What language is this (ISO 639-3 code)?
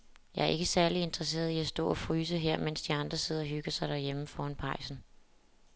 dan